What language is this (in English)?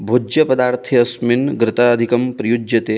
Sanskrit